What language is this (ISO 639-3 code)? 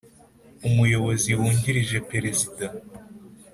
kin